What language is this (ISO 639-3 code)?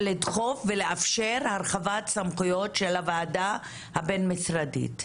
heb